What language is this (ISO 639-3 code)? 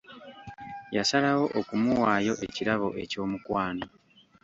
lug